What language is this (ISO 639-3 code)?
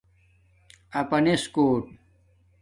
dmk